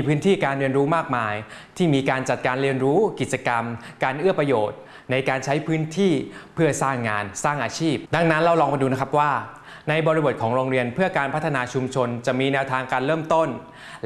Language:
Thai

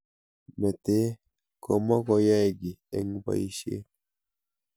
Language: Kalenjin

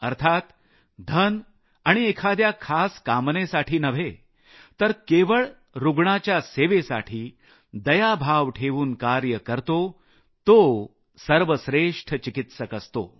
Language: Marathi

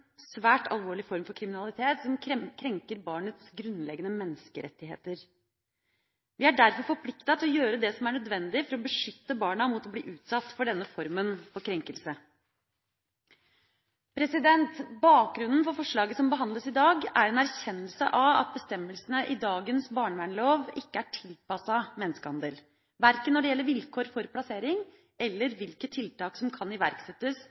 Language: Norwegian Bokmål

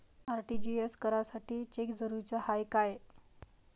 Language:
Marathi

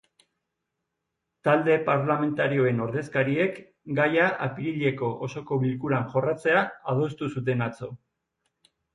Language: Basque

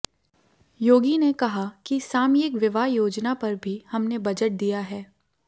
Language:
Hindi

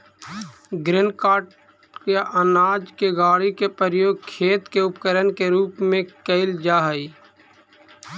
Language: Magahi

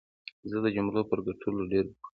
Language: Pashto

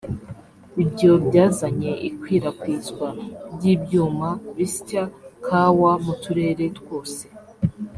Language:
Kinyarwanda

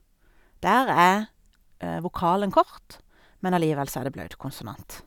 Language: Norwegian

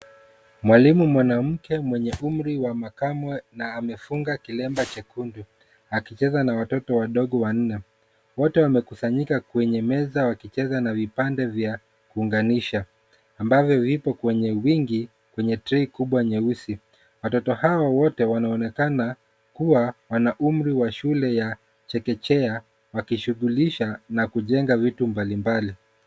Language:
Swahili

